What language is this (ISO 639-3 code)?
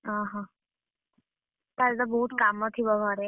ori